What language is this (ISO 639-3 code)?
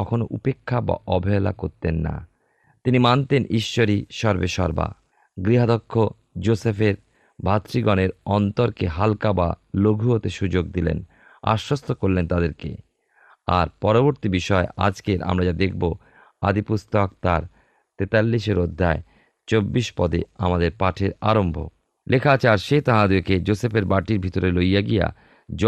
ben